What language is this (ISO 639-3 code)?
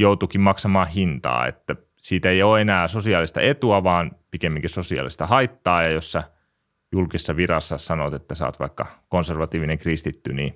fin